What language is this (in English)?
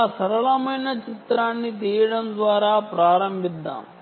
Telugu